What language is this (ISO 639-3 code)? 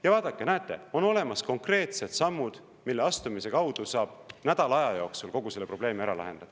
est